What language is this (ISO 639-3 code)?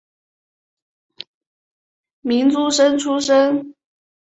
zho